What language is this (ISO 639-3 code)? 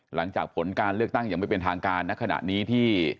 tha